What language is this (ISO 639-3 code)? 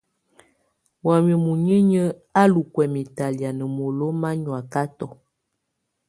tvu